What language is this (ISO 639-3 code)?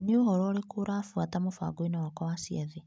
kik